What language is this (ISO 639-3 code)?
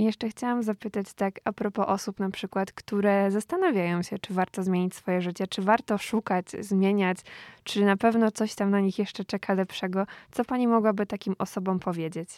pol